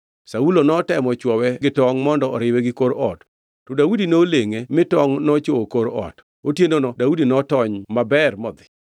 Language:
Luo (Kenya and Tanzania)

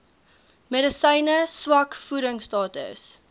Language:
Afrikaans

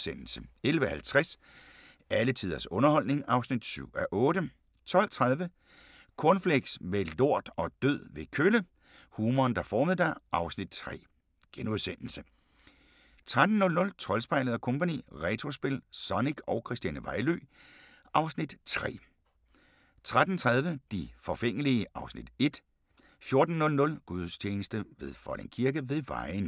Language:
Danish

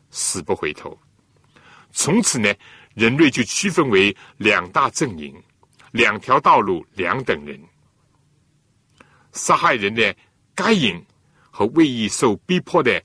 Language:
Chinese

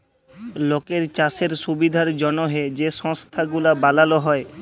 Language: Bangla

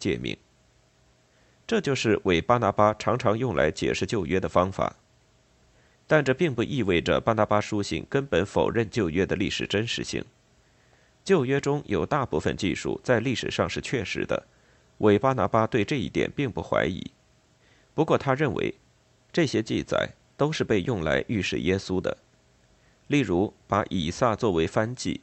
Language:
Chinese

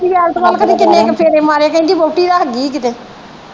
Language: Punjabi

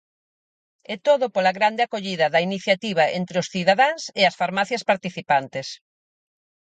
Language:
Galician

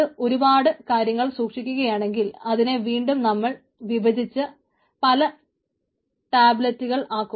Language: Malayalam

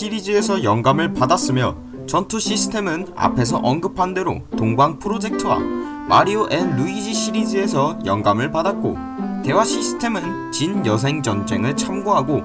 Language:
Korean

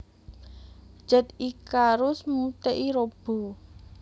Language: Javanese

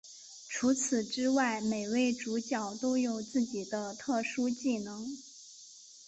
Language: Chinese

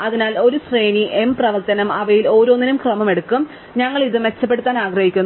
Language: Malayalam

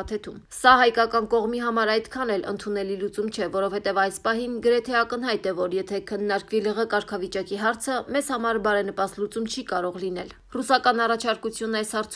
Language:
Romanian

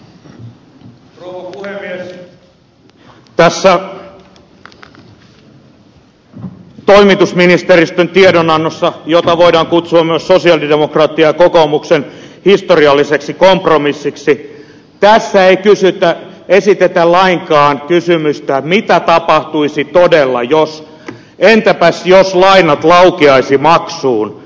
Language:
Finnish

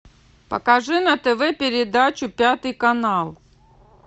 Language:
Russian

